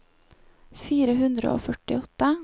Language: Norwegian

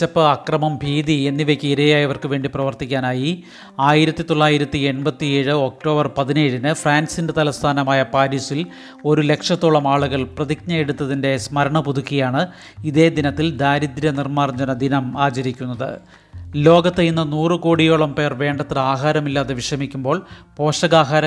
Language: Malayalam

